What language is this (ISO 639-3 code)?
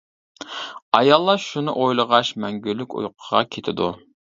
uig